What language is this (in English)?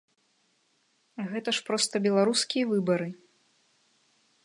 Belarusian